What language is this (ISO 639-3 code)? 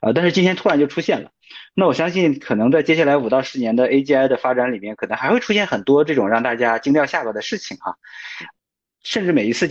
zho